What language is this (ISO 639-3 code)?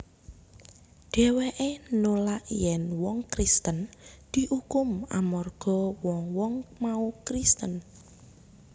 jav